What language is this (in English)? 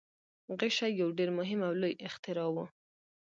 Pashto